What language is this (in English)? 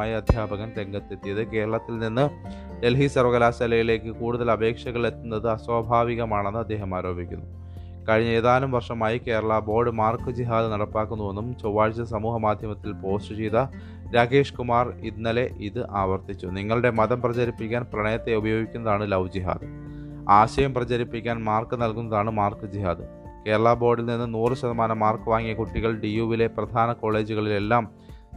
Malayalam